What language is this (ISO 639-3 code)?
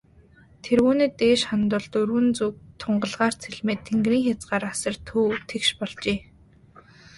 mon